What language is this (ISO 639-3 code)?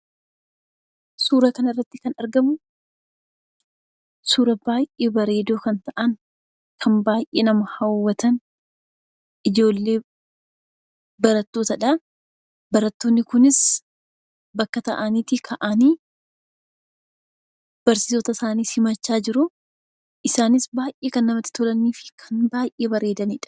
orm